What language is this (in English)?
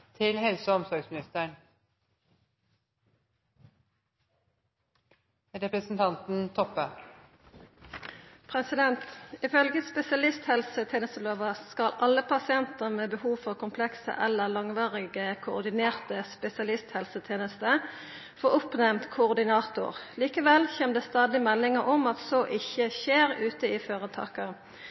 Norwegian Nynorsk